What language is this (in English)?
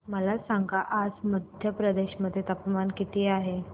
Marathi